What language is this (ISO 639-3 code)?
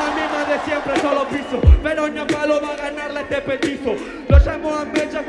spa